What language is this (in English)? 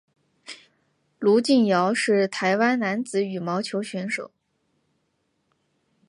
Chinese